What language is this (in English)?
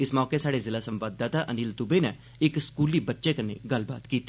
Dogri